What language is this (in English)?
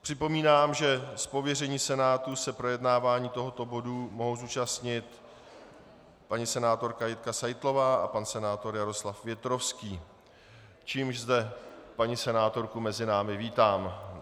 Czech